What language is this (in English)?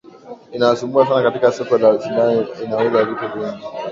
Swahili